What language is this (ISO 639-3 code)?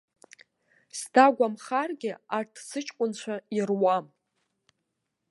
abk